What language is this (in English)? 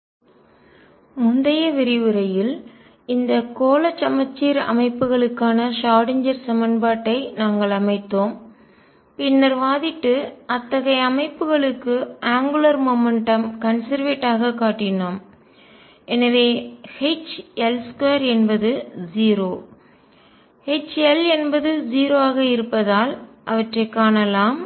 Tamil